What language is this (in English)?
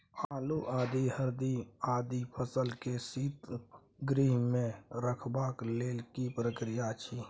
Maithili